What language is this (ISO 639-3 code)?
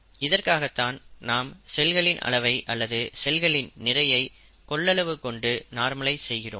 tam